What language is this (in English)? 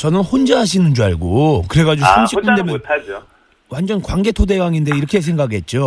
Korean